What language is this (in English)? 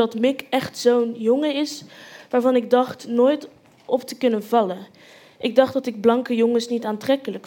Dutch